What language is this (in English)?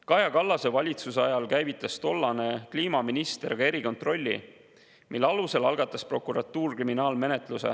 Estonian